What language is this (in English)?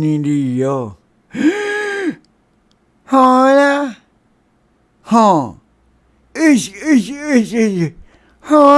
Malay